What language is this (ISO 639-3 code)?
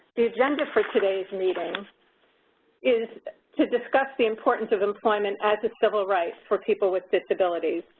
eng